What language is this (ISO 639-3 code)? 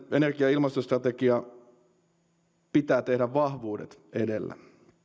fin